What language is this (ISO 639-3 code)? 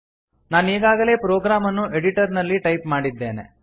kan